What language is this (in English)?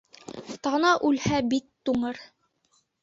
Bashkir